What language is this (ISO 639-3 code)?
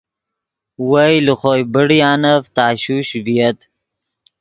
ydg